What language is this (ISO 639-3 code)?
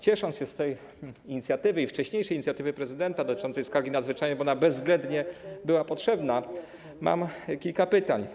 pol